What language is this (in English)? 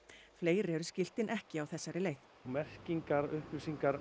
Icelandic